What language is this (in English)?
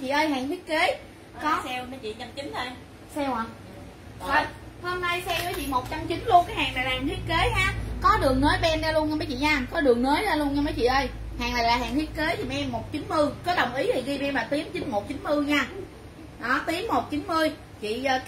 Vietnamese